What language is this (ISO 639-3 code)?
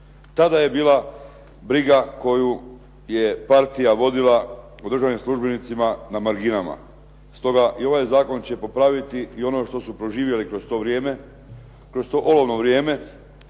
hrv